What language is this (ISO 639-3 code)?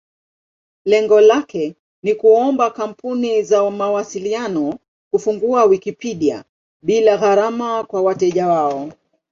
swa